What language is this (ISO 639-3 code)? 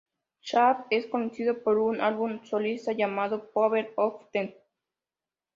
spa